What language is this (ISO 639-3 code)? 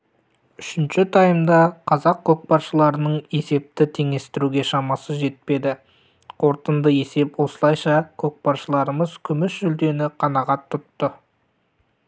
kaz